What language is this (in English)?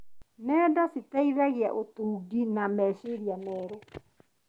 Kikuyu